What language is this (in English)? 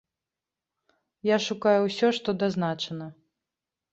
Belarusian